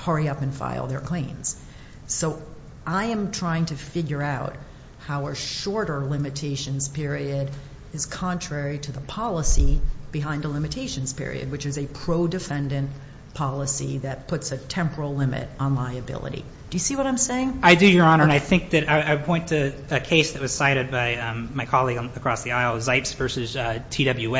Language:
English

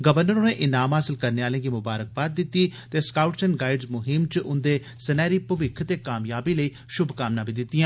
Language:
Dogri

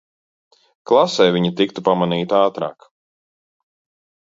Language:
Latvian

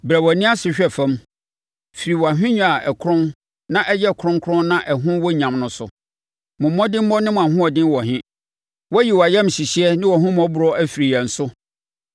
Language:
Akan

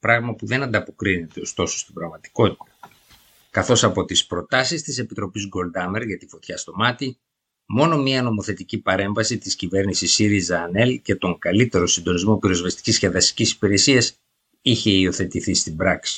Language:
Greek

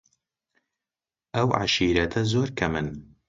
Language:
Central Kurdish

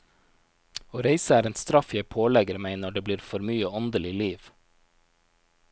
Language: Norwegian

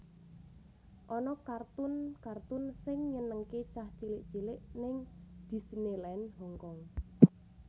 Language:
Javanese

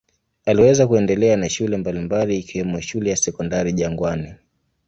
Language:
Swahili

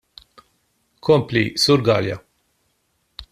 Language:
Maltese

